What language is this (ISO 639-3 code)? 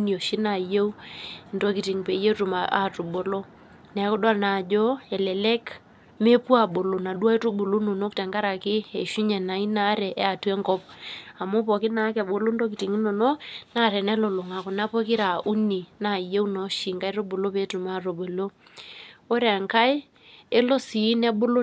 mas